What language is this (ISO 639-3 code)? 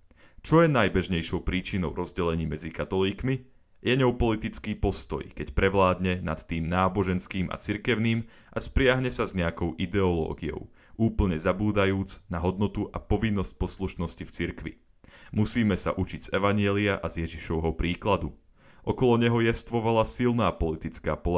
slk